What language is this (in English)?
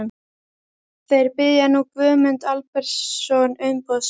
Icelandic